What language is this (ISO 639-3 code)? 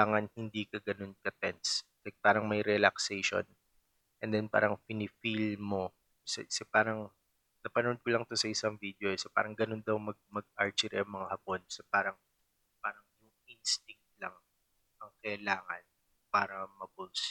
fil